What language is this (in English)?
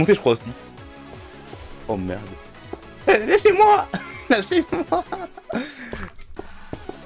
French